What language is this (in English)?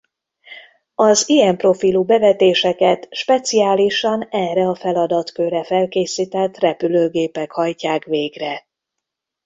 Hungarian